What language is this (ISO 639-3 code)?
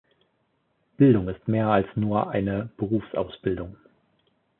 deu